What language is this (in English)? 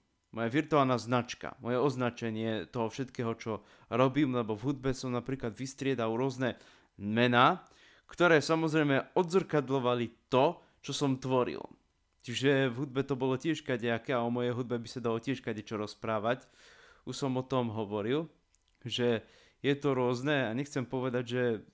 Slovak